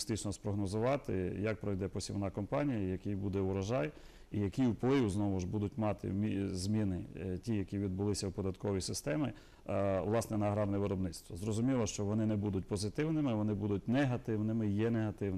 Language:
Ukrainian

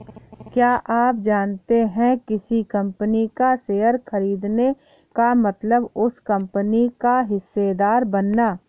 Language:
Hindi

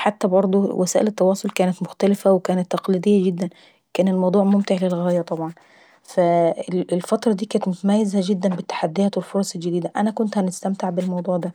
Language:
Saidi Arabic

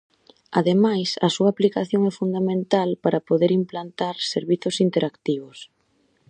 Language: Galician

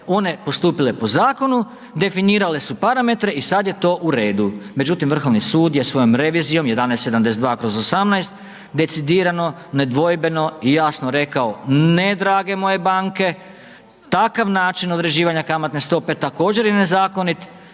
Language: Croatian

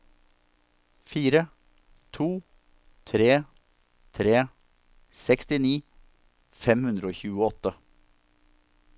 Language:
Norwegian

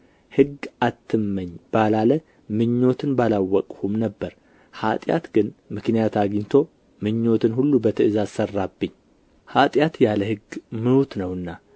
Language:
Amharic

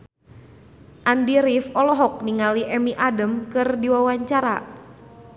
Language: Sundanese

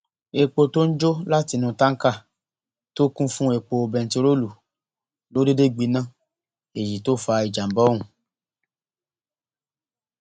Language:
Yoruba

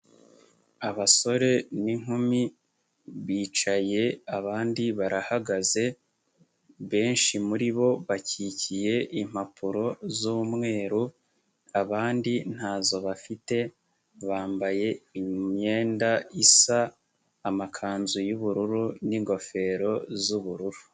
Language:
Kinyarwanda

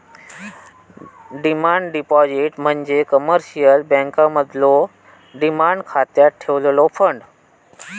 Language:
Marathi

